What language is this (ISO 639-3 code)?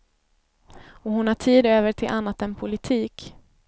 swe